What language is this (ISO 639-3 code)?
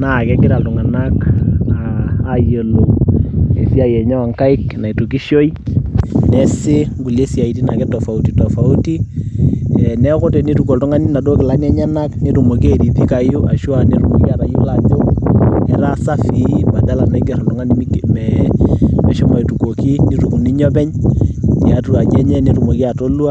mas